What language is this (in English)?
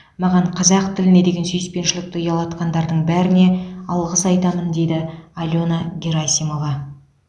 Kazakh